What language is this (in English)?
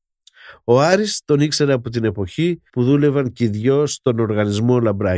Greek